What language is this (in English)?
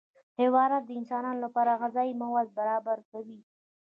Pashto